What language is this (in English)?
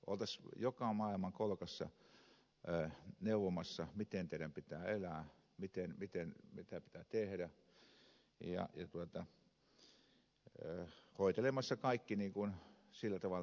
Finnish